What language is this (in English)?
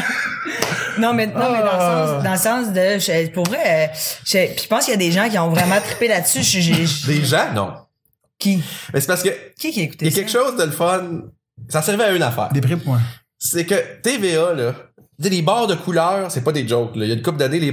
French